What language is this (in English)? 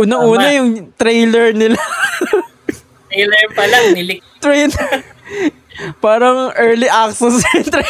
Filipino